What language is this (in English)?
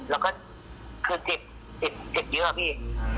Thai